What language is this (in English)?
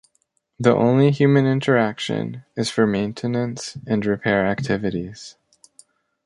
English